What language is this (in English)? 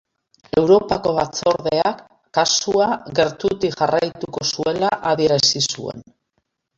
Basque